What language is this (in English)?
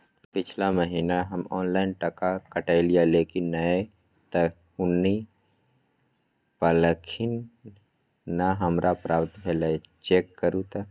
Maithili